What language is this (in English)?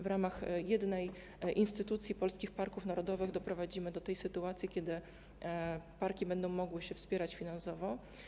Polish